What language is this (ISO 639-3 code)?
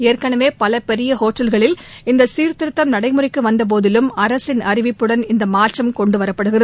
tam